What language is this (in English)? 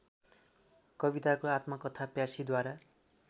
Nepali